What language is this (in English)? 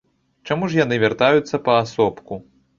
Belarusian